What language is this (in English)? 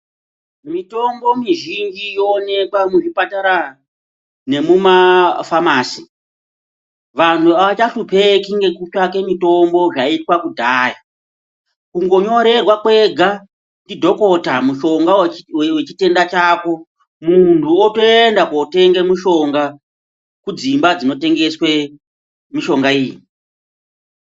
Ndau